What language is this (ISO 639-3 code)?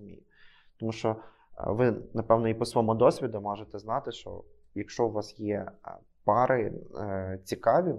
ukr